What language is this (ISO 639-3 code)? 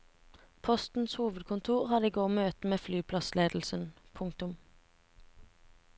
nor